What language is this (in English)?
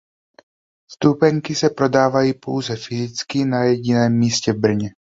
Czech